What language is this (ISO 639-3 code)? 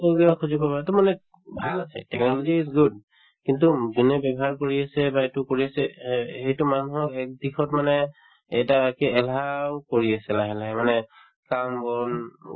asm